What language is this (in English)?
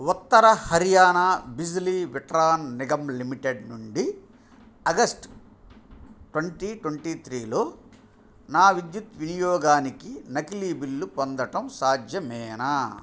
Telugu